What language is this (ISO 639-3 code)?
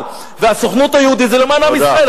heb